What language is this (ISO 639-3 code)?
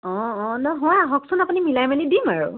asm